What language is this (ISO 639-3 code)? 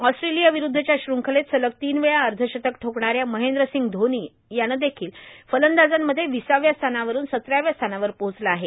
mar